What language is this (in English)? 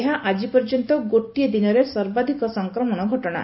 Odia